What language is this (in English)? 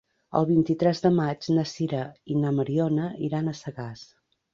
Catalan